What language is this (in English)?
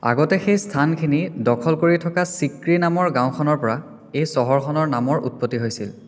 Assamese